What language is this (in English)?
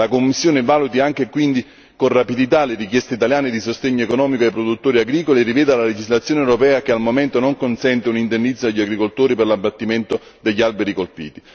Italian